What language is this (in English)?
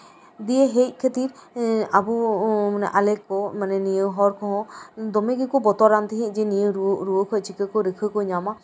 Santali